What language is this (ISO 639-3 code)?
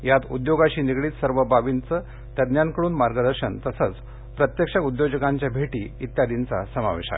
mar